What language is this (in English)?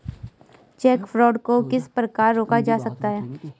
Hindi